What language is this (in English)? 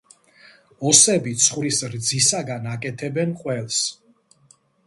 Georgian